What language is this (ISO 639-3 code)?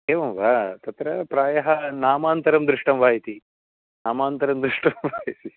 san